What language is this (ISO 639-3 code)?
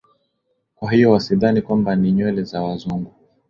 swa